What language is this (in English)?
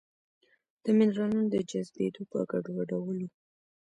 Pashto